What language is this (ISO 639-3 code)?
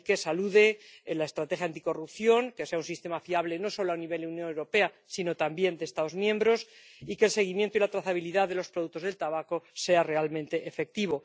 spa